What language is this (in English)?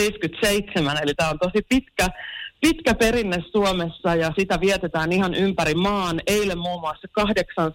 Finnish